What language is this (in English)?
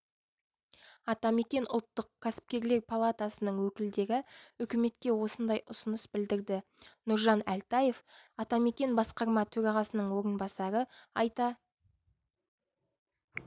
Kazakh